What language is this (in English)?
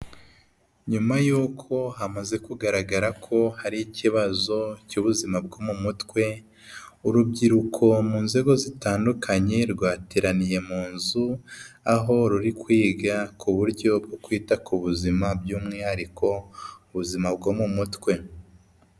Kinyarwanda